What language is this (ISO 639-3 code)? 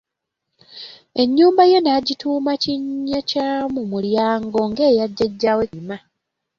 lug